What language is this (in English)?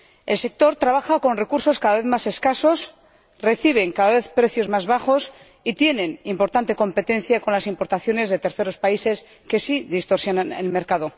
Spanish